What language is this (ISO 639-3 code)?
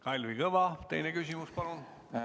est